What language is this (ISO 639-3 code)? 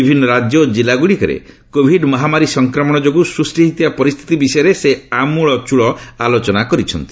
ori